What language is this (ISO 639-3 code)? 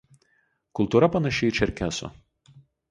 lit